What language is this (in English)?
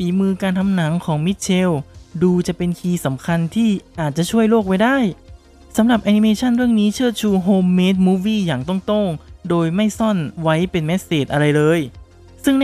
Thai